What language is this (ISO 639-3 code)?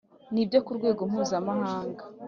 kin